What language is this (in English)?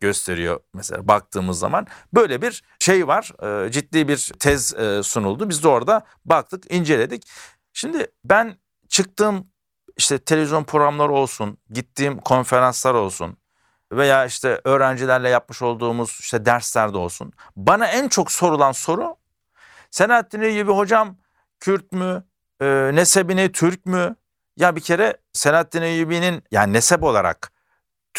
Turkish